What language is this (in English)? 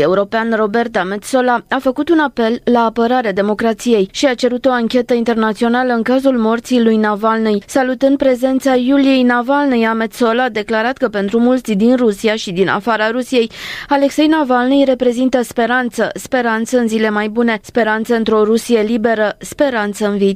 Romanian